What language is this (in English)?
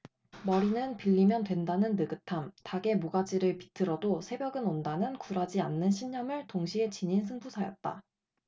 Korean